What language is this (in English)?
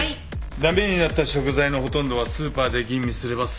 Japanese